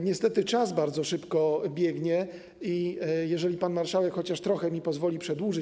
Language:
Polish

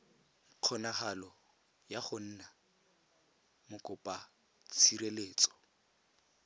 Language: Tswana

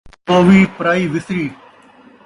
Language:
Saraiki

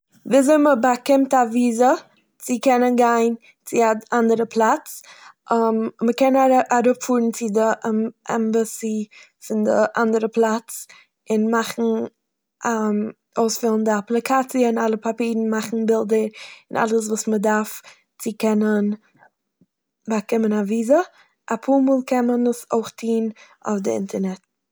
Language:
Yiddish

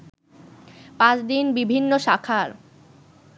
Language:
Bangla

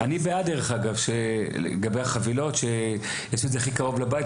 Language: Hebrew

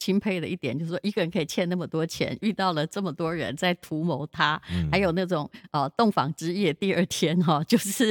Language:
Chinese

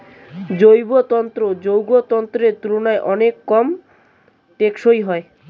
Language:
Bangla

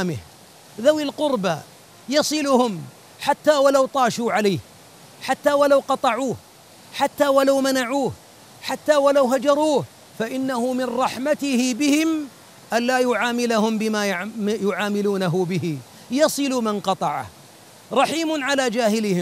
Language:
Arabic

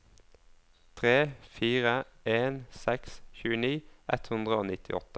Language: Norwegian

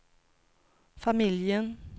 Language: Swedish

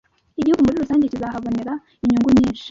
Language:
Kinyarwanda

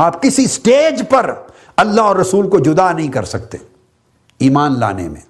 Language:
Urdu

